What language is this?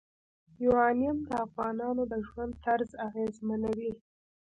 Pashto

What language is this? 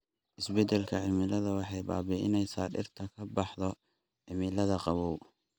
Somali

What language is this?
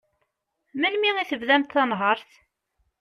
Kabyle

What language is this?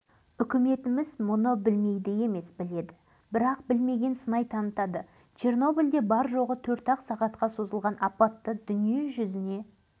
Kazakh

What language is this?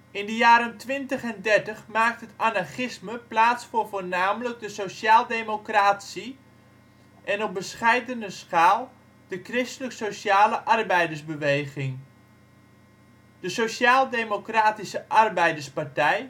Dutch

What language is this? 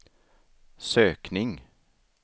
Swedish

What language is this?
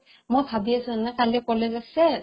Assamese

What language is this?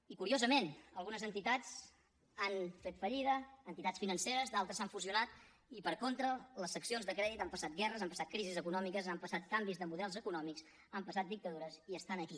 Catalan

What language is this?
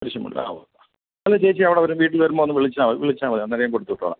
Malayalam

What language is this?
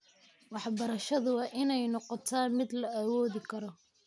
Somali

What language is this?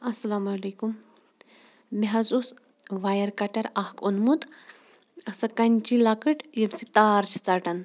Kashmiri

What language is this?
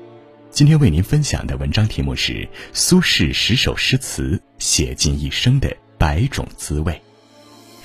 Chinese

